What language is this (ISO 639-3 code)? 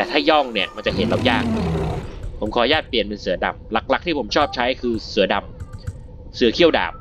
tha